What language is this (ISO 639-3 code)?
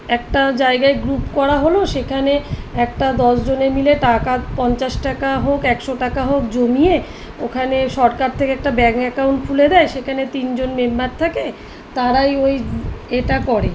ben